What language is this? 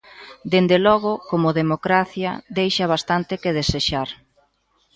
Galician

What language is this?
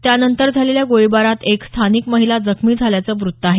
Marathi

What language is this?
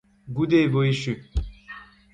Breton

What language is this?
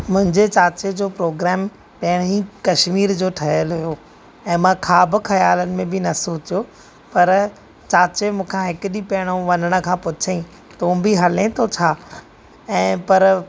Sindhi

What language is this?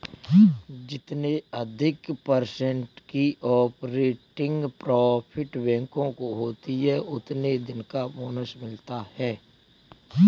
Hindi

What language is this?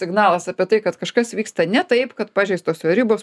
Lithuanian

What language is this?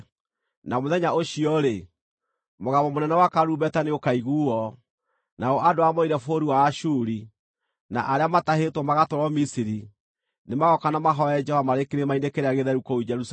Kikuyu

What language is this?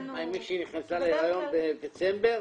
Hebrew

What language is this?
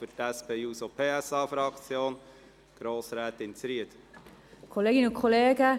Swiss German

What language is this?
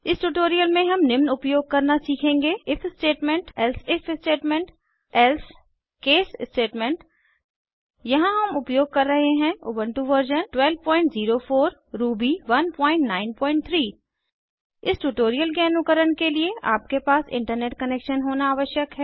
Hindi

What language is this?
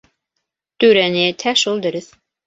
Bashkir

